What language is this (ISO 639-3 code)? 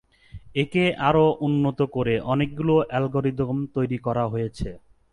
ben